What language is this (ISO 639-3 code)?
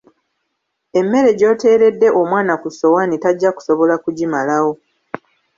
lug